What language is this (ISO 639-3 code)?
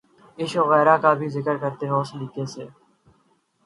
urd